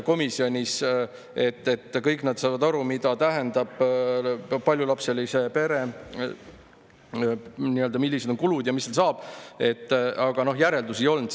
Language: Estonian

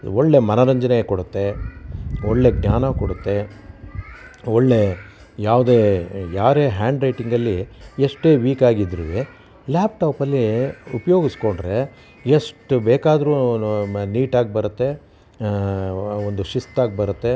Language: Kannada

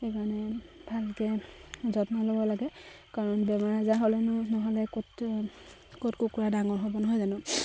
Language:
Assamese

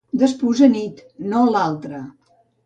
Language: Catalan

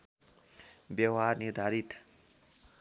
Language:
Nepali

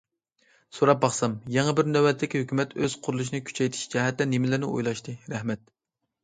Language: Uyghur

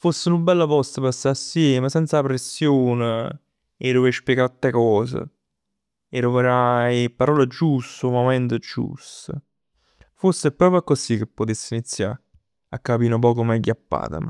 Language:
Neapolitan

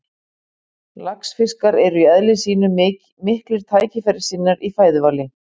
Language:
Icelandic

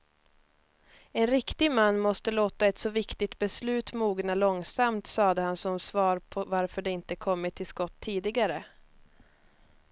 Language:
Swedish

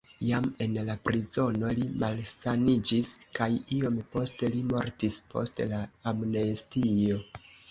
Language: Esperanto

